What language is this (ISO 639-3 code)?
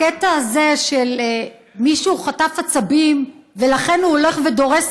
heb